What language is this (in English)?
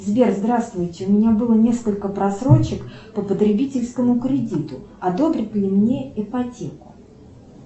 Russian